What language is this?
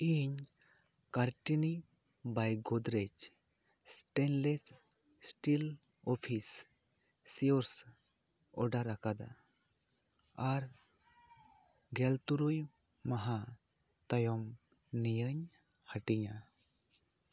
Santali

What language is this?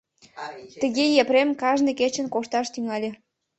Mari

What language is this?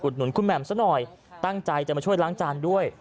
Thai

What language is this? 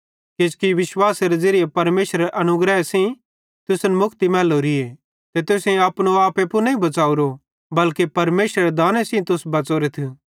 Bhadrawahi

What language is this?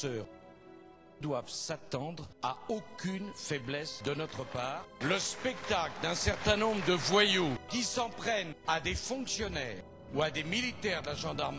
French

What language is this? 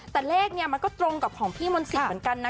Thai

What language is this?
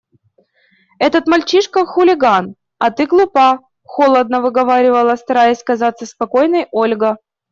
Russian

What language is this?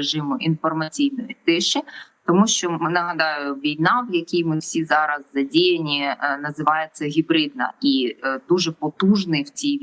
Ukrainian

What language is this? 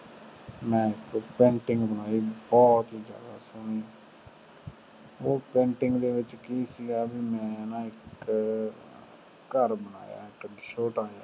Punjabi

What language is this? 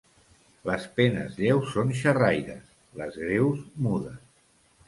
Catalan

